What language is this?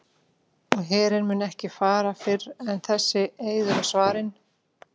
Icelandic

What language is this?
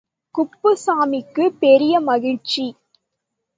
Tamil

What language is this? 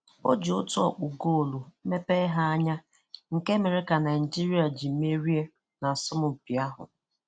Igbo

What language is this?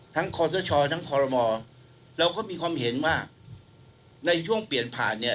Thai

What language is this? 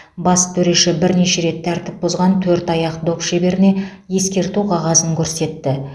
Kazakh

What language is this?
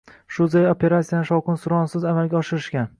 Uzbek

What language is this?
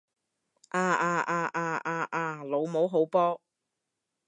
Cantonese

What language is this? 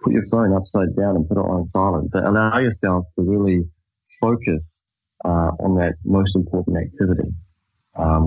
English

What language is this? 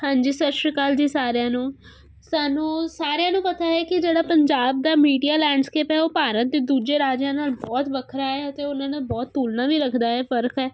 Punjabi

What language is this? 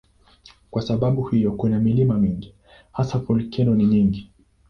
Swahili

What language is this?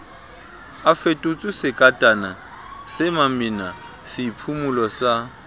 Southern Sotho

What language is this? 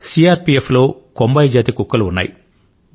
Telugu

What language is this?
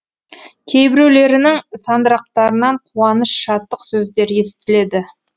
Kazakh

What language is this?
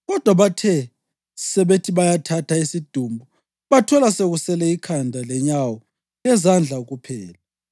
North Ndebele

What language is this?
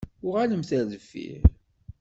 Kabyle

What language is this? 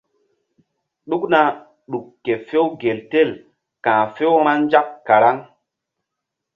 Mbum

